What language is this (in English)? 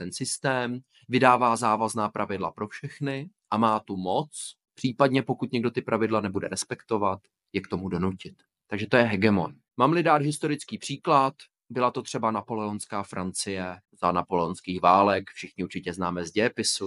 Czech